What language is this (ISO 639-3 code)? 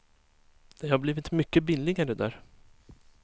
swe